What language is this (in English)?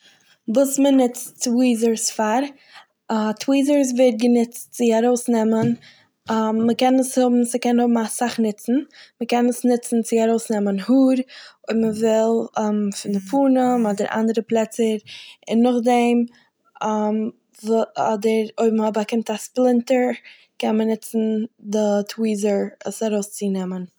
Yiddish